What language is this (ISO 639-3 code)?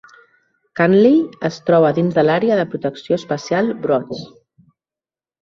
cat